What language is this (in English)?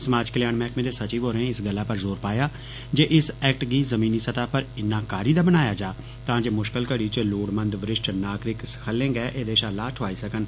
Dogri